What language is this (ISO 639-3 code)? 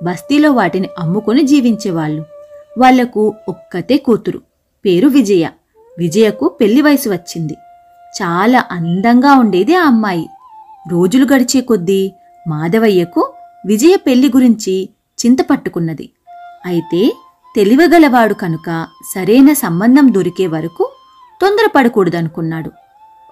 tel